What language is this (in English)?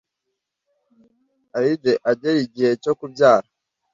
Kinyarwanda